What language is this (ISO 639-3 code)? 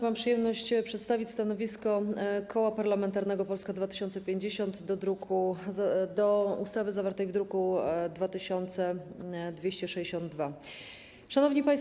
pol